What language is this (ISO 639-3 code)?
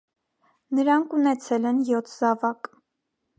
hye